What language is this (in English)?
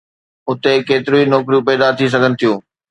Sindhi